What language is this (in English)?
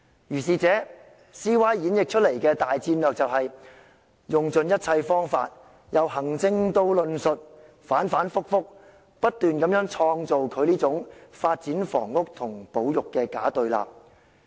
Cantonese